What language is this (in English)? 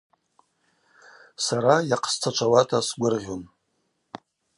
Abaza